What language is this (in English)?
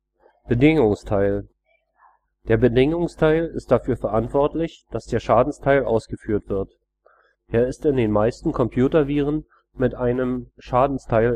German